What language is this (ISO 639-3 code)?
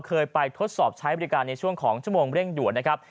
tha